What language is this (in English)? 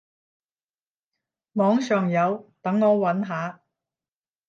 Cantonese